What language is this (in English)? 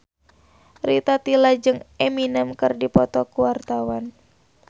Sundanese